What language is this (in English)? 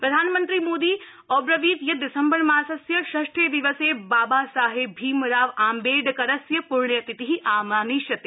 Sanskrit